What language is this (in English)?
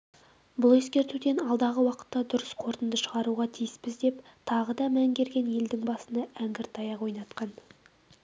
Kazakh